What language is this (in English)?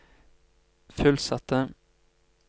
Norwegian